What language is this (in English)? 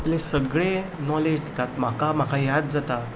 Konkani